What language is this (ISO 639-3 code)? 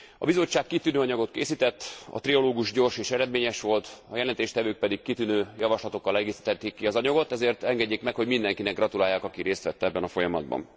hun